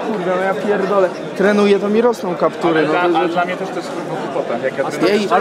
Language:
Polish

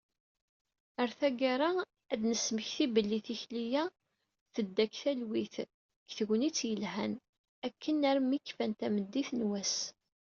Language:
Kabyle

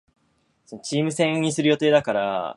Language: Japanese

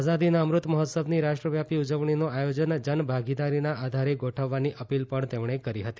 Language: Gujarati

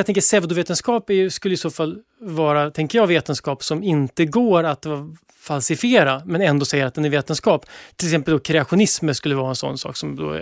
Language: Swedish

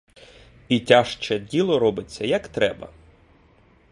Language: Ukrainian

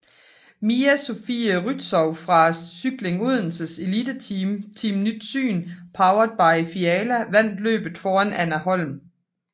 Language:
Danish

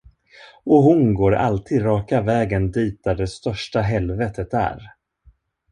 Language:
Swedish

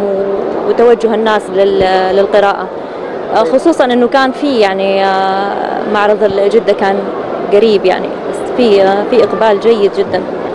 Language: Arabic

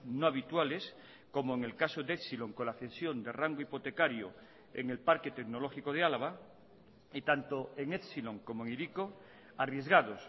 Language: Spanish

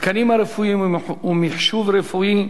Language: Hebrew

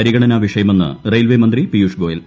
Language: Malayalam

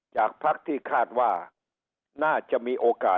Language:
Thai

